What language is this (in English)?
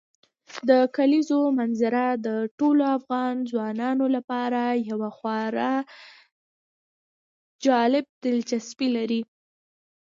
Pashto